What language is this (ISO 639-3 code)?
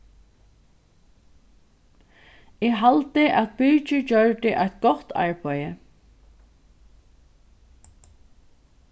fao